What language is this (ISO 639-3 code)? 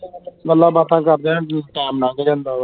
pan